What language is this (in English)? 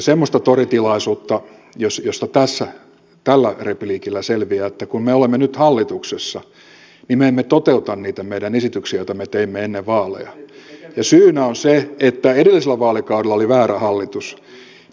Finnish